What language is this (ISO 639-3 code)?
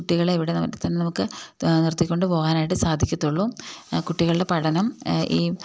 mal